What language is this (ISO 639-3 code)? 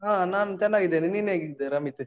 kan